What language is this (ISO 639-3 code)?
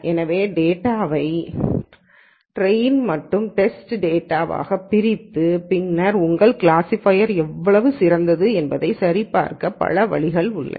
tam